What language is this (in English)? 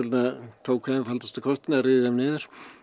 Icelandic